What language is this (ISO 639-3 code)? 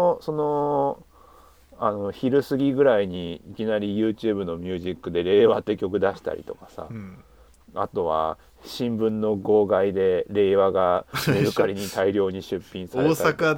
jpn